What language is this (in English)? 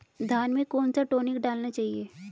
Hindi